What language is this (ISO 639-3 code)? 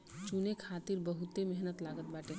bho